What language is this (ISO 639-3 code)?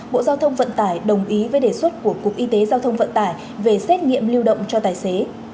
vie